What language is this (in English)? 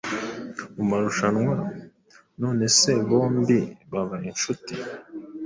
Kinyarwanda